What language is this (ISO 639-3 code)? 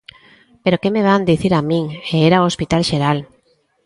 glg